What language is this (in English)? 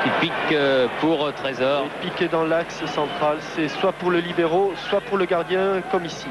French